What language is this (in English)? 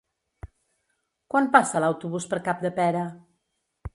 Catalan